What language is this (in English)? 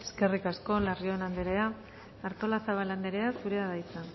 Basque